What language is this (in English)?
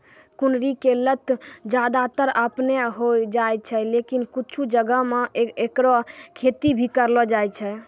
Maithili